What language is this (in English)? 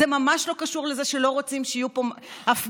Hebrew